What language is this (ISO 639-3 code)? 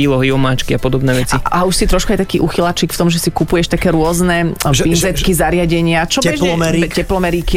slk